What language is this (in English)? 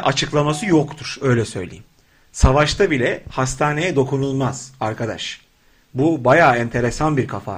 Turkish